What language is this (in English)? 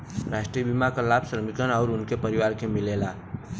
Bhojpuri